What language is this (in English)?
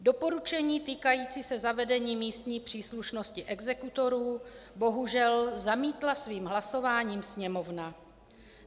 Czech